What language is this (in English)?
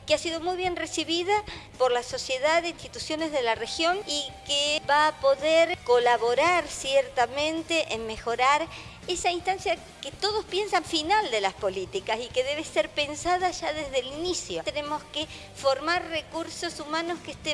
Spanish